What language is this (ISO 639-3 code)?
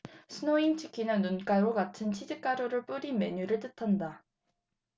kor